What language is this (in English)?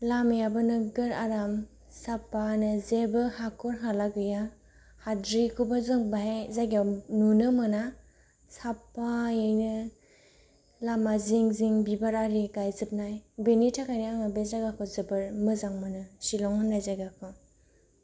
Bodo